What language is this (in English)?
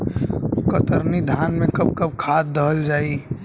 Bhojpuri